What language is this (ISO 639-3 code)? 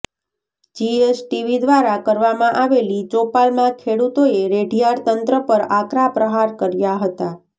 guj